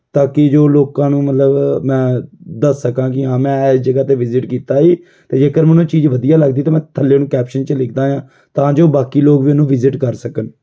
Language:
Punjabi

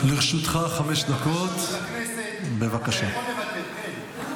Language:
Hebrew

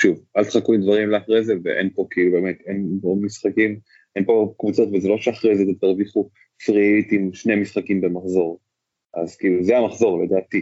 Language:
Hebrew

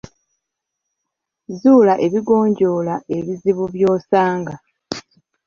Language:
Ganda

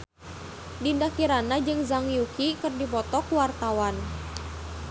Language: Sundanese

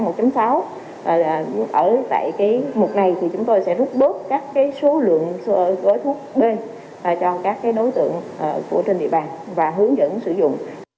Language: Vietnamese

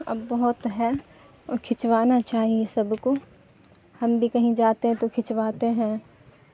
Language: Urdu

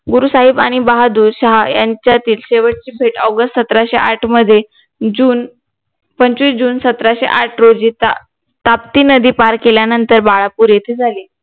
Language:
Marathi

